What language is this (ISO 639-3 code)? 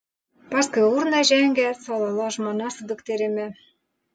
lit